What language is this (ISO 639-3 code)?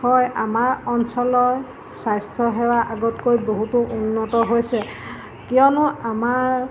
asm